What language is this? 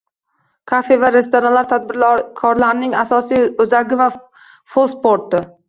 Uzbek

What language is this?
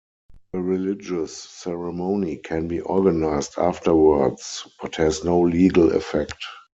English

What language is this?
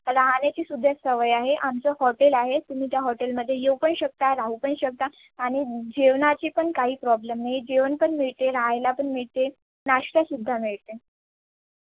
Marathi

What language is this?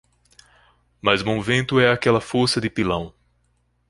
Portuguese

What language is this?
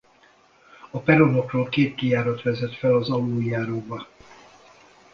Hungarian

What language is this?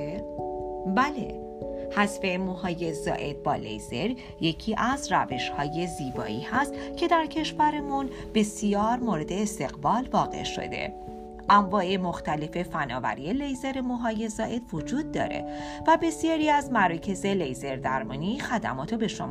Persian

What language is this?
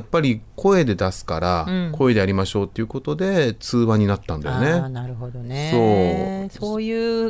Japanese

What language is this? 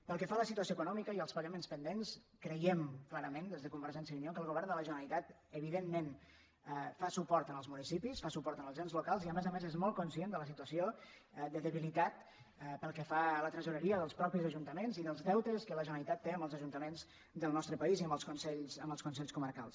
Catalan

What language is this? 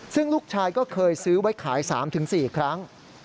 Thai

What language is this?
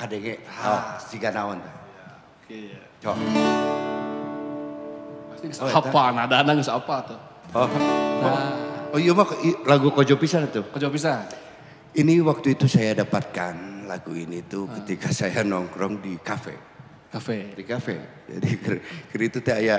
Indonesian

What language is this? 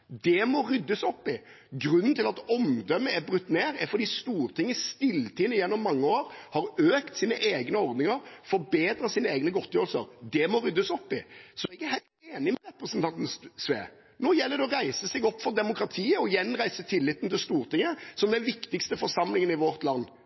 Norwegian Bokmål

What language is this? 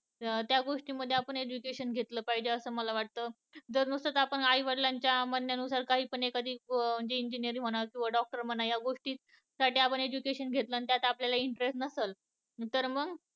Marathi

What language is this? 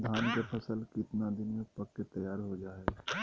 Magahi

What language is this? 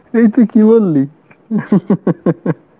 Bangla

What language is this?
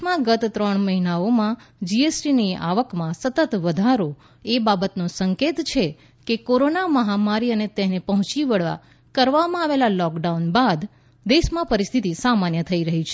Gujarati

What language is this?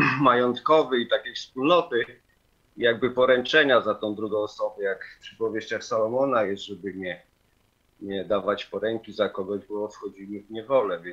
Polish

